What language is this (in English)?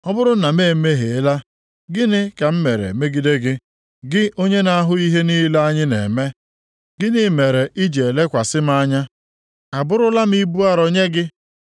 Igbo